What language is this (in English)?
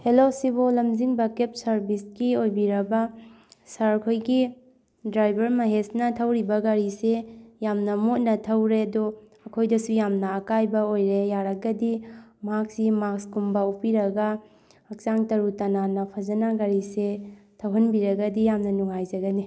Manipuri